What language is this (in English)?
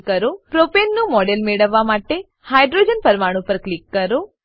Gujarati